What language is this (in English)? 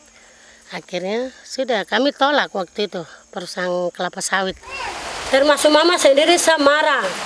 Indonesian